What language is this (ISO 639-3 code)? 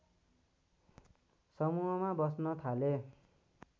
nep